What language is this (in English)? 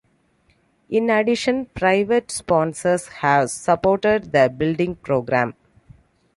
English